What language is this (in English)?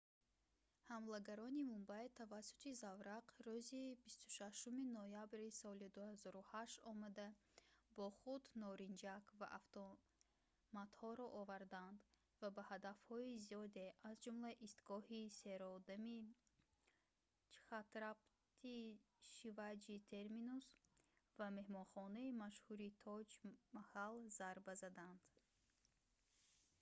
Tajik